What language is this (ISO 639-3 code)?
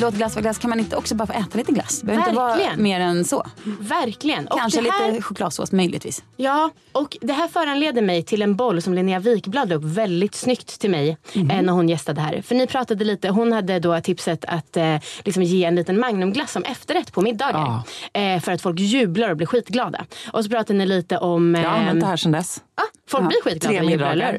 swe